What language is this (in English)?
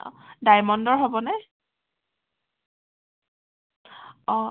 Assamese